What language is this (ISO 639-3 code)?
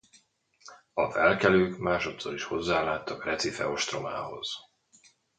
hun